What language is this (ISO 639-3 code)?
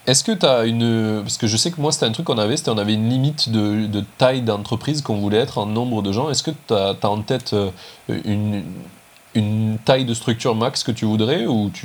fra